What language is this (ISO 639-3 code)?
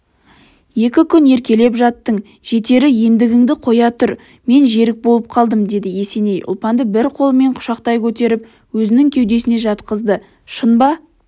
kaz